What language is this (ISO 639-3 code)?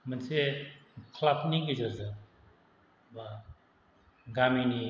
brx